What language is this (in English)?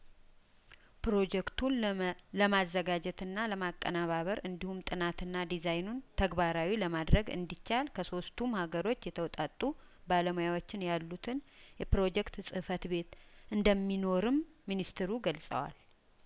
Amharic